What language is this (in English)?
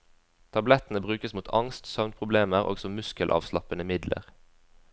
Norwegian